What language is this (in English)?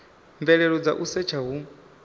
Venda